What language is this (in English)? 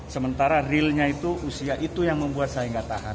Indonesian